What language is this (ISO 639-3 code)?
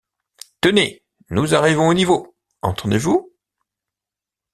fra